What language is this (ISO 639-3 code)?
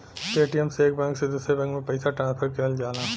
bho